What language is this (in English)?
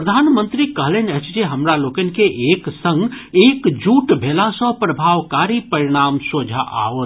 Maithili